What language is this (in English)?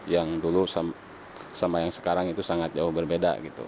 Indonesian